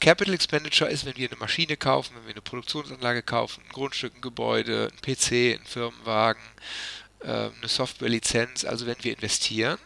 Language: German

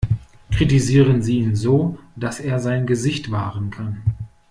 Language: German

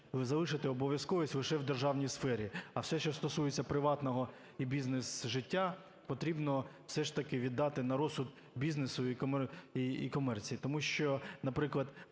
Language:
Ukrainian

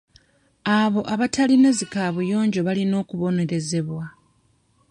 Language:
Ganda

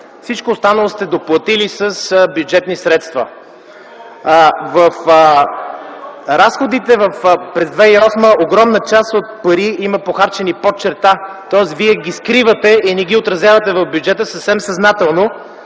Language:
Bulgarian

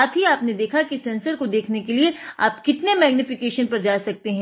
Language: Hindi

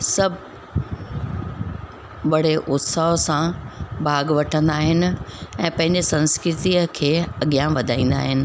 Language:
Sindhi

